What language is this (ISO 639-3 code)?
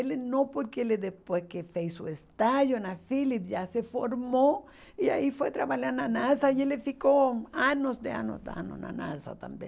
por